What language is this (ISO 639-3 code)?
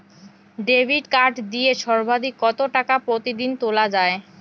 ben